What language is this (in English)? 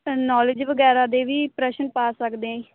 Punjabi